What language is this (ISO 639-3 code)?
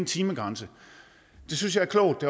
dan